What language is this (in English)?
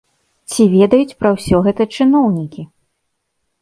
Belarusian